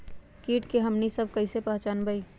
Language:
Magahi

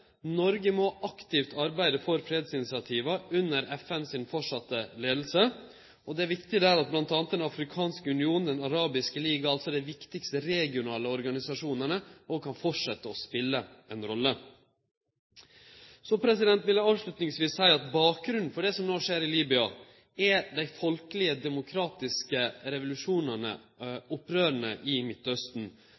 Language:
Norwegian Nynorsk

